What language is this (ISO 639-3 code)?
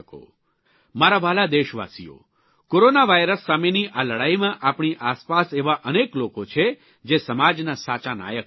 guj